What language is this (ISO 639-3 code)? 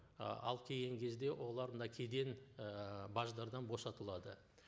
kaz